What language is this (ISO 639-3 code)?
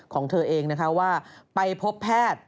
tha